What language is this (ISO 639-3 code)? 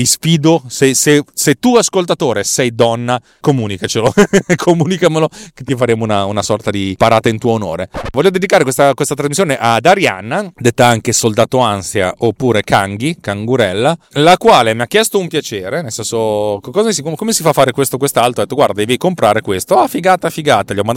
ita